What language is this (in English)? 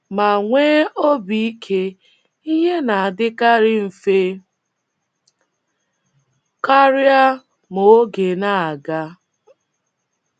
Igbo